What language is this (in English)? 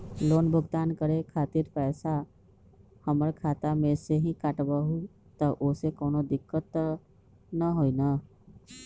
Magahi